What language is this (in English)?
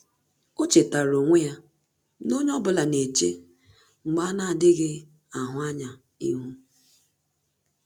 Igbo